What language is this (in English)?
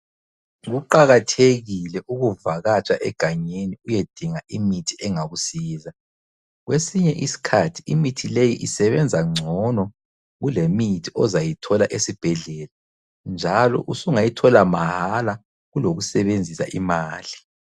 North Ndebele